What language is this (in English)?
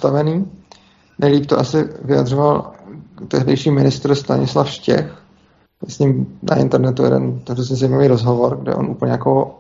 Czech